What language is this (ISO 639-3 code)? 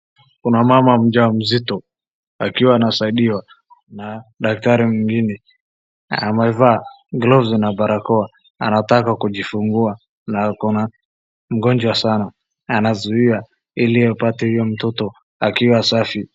swa